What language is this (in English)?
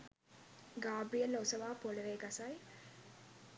Sinhala